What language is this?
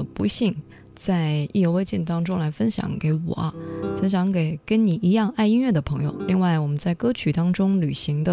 Chinese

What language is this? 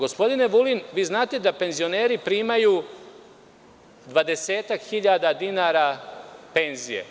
Serbian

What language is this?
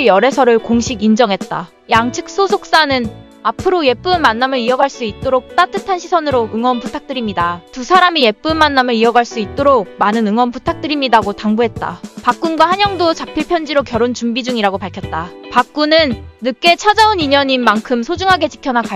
Korean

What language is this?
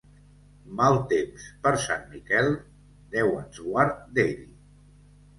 Catalan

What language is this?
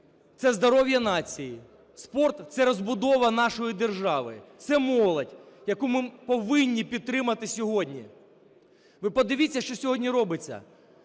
Ukrainian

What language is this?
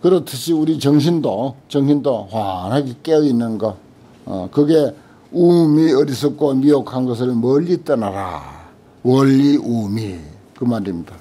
Korean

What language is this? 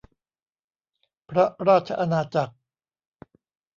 Thai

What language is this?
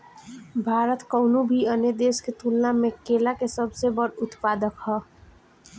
Bhojpuri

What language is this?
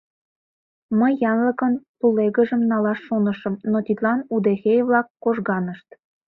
Mari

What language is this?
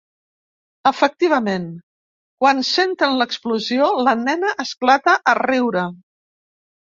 Catalan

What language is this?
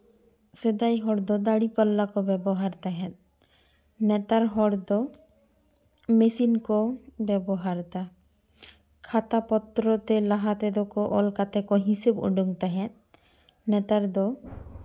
Santali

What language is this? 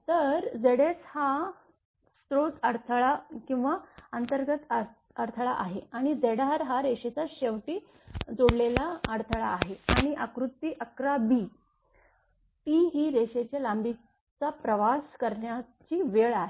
Marathi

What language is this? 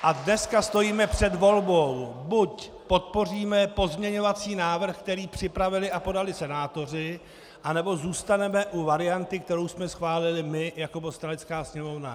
Czech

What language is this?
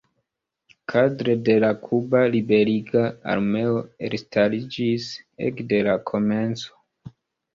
Esperanto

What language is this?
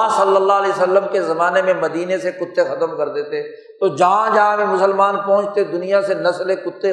Urdu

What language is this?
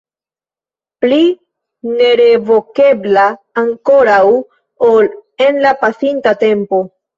Esperanto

